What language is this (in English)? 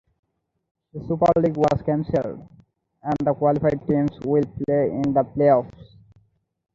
English